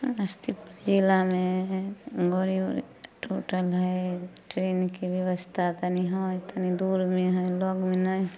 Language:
Maithili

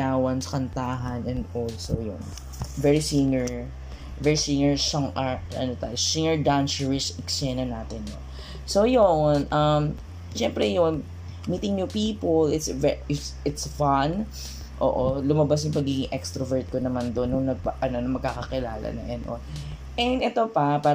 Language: Filipino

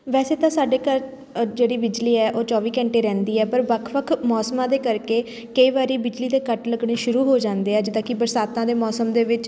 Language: Punjabi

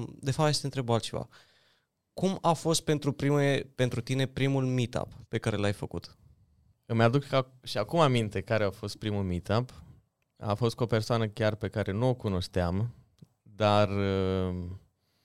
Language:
Romanian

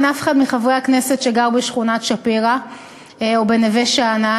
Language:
Hebrew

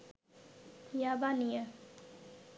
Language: Bangla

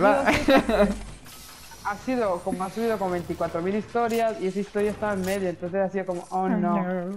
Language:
Spanish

